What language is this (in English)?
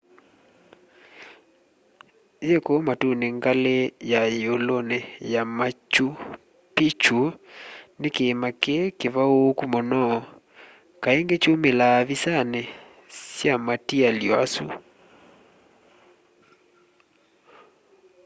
Kamba